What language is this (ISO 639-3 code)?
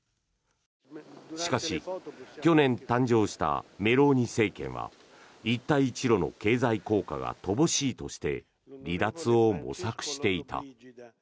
jpn